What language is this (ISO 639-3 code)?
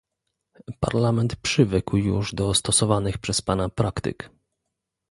pol